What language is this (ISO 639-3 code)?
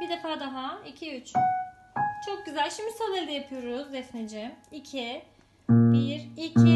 tur